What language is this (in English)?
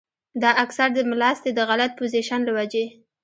Pashto